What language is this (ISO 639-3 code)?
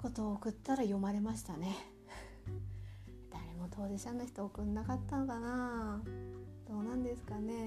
jpn